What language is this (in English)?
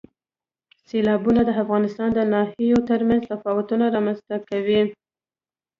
Pashto